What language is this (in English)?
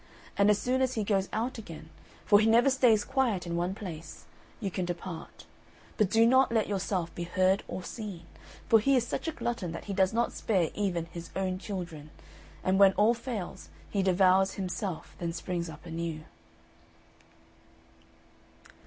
English